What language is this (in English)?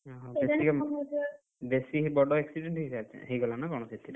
Odia